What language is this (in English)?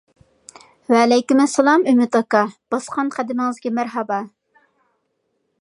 Uyghur